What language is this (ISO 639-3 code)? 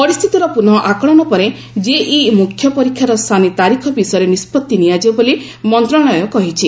ori